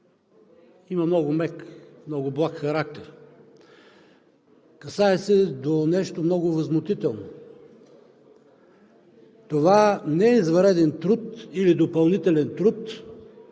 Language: Bulgarian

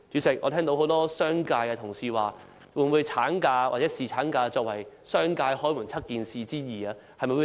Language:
Cantonese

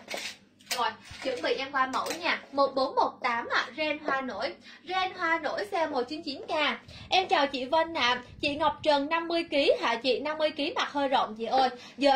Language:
Vietnamese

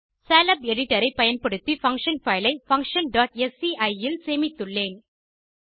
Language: Tamil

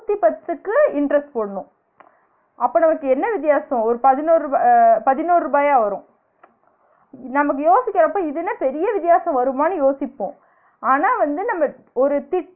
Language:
Tamil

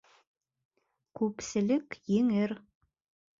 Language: Bashkir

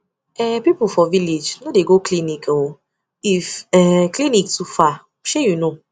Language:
Nigerian Pidgin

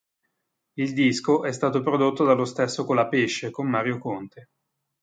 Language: Italian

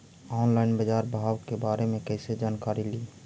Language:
Magahi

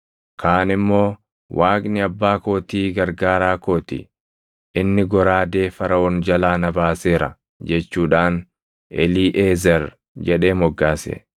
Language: Oromo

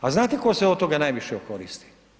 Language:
Croatian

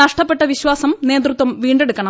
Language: Malayalam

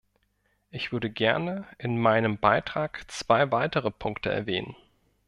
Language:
German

